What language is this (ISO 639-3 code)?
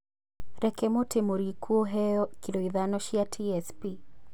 kik